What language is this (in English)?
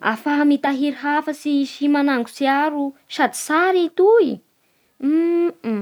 Bara Malagasy